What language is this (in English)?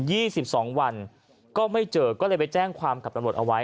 Thai